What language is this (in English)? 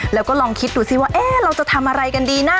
Thai